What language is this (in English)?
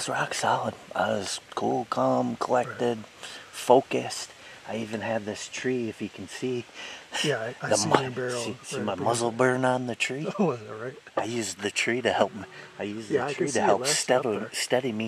English